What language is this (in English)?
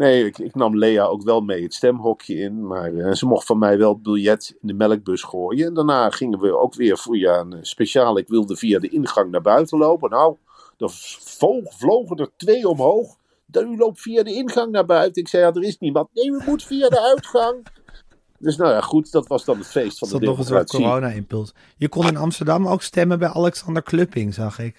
Dutch